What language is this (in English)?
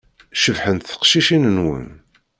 Kabyle